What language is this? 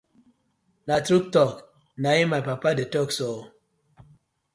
Nigerian Pidgin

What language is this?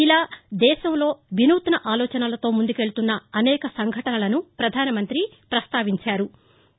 Telugu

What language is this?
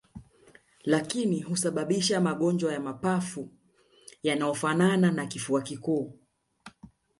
Swahili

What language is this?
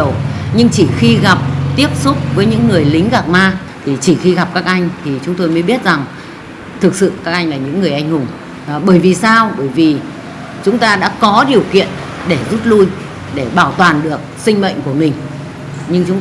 Vietnamese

